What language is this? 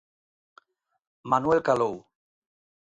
Galician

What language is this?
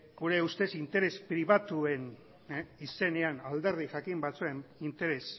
Basque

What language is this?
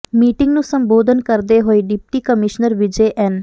Punjabi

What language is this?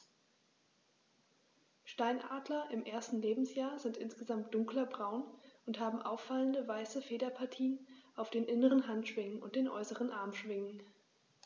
German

